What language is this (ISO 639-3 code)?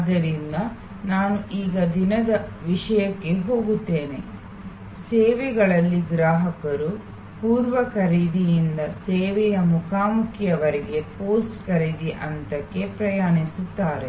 kan